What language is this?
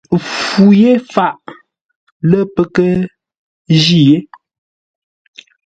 Ngombale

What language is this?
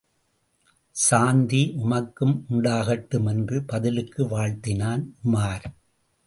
Tamil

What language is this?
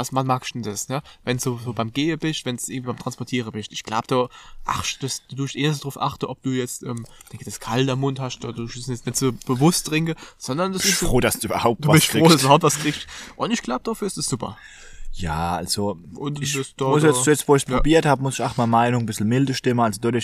German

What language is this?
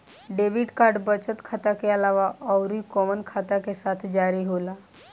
Bhojpuri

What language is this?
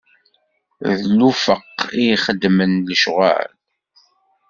Kabyle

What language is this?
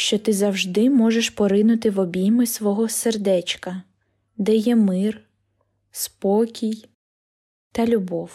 Ukrainian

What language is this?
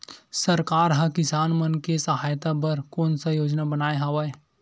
Chhattisgarhi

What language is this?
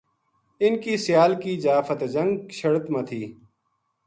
Gujari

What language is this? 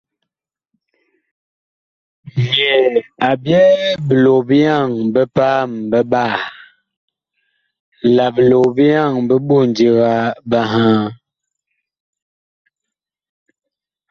Bakoko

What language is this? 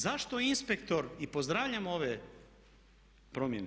Croatian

